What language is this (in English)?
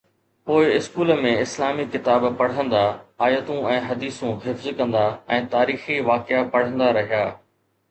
Sindhi